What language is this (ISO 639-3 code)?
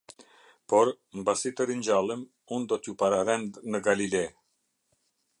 sqi